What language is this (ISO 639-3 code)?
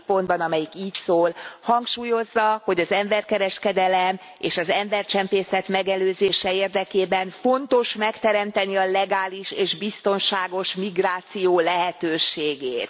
hun